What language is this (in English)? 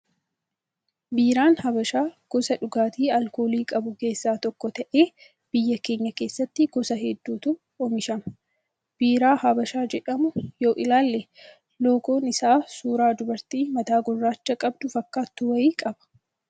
Oromo